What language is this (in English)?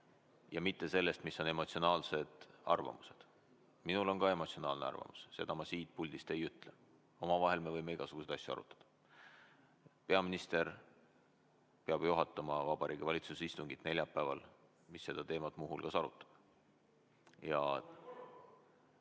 Estonian